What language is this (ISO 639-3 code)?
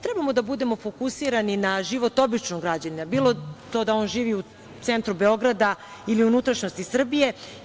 srp